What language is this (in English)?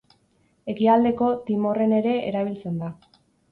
Basque